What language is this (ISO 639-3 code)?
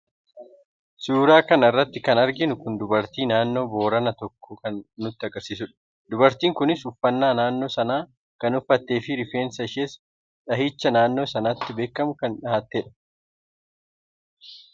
orm